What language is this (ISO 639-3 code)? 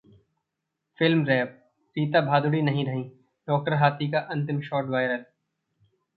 hin